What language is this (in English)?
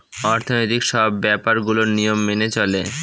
Bangla